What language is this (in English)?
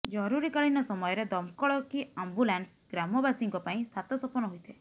Odia